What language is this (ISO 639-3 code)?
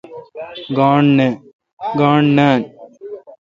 xka